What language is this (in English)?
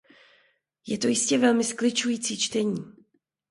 Czech